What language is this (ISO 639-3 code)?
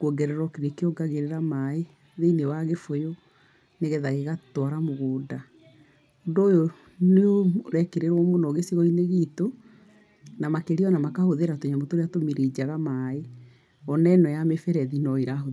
kik